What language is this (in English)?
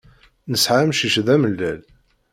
Kabyle